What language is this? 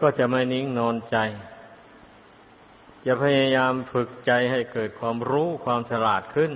Thai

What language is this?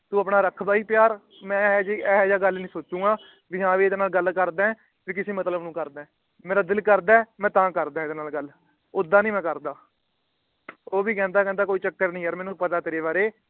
Punjabi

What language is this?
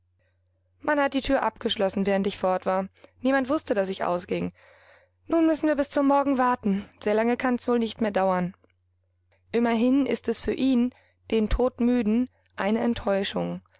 German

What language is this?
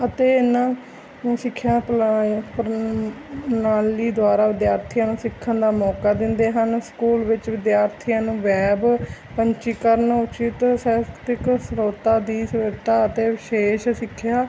Punjabi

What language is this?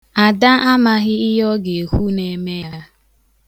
Igbo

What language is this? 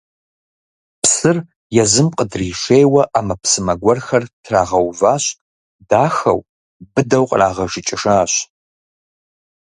Kabardian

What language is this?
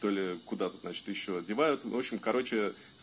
Russian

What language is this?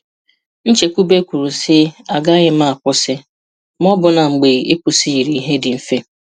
Igbo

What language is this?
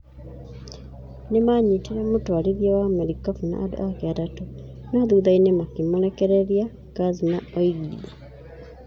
Kikuyu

